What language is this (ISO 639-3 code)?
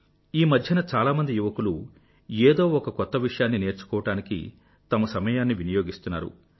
tel